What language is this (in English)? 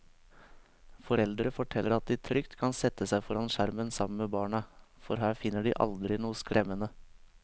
Norwegian